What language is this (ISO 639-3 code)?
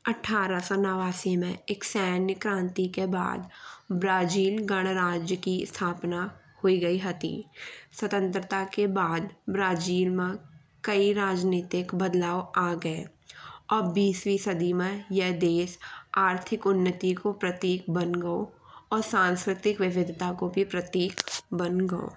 bns